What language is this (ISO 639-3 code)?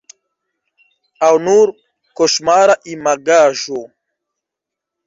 epo